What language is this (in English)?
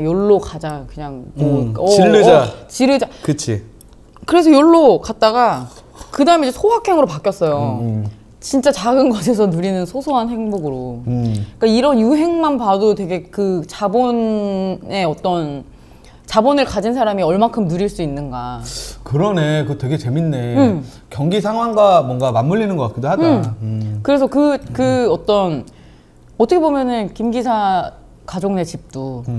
Korean